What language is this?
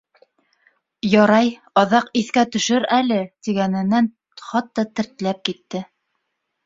Bashkir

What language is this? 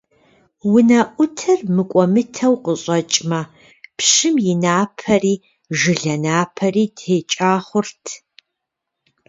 Kabardian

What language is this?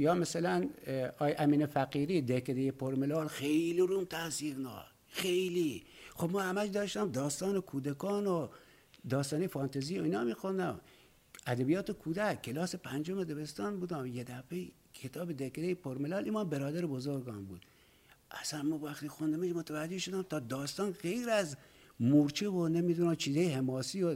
Persian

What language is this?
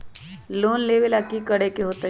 Magahi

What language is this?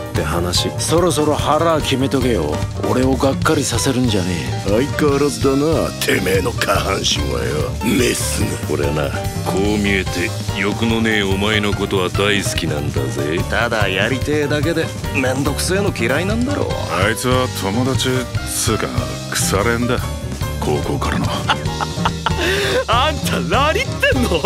Japanese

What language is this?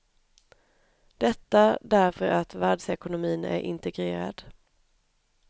Swedish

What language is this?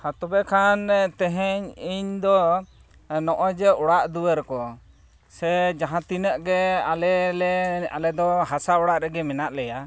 Santali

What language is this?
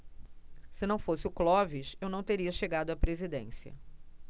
Portuguese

